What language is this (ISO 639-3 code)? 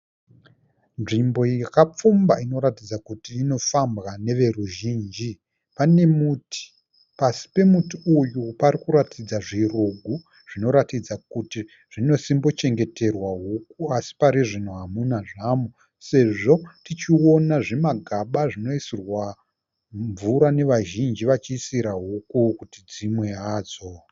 sna